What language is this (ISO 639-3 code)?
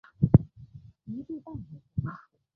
zho